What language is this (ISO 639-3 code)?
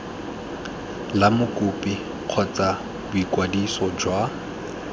tsn